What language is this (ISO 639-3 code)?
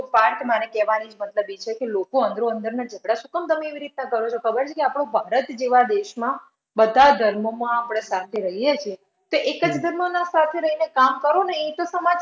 guj